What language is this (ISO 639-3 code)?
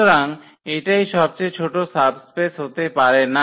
ben